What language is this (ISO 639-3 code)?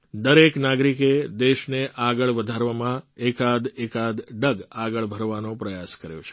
guj